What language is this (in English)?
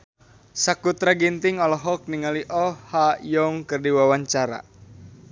Sundanese